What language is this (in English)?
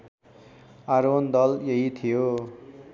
Nepali